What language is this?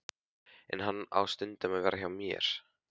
Icelandic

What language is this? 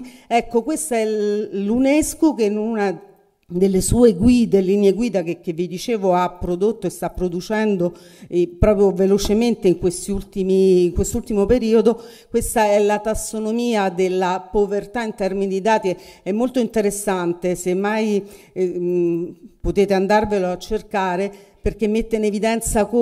Italian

